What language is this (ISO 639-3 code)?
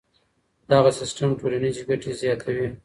pus